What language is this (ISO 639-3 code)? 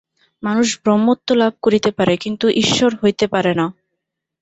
ben